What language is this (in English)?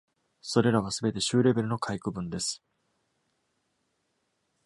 Japanese